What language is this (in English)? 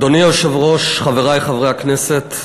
Hebrew